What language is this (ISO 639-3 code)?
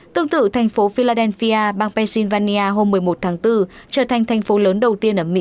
vie